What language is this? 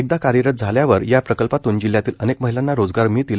Marathi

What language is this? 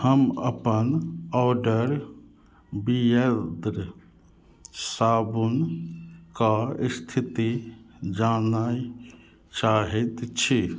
Maithili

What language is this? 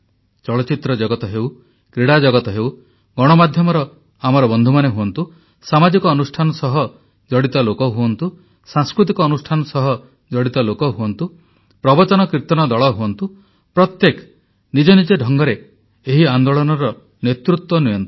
Odia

